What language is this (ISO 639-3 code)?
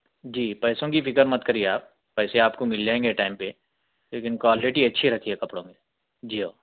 urd